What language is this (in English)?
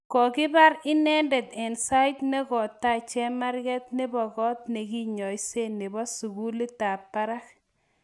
Kalenjin